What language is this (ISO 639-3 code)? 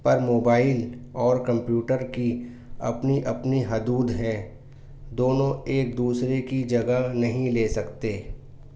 urd